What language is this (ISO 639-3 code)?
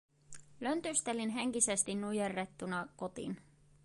fin